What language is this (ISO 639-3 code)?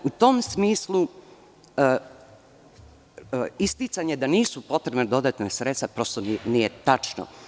srp